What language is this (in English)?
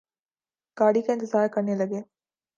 Urdu